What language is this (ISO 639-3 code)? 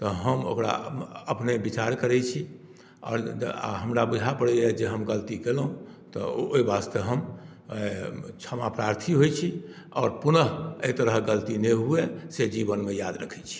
mai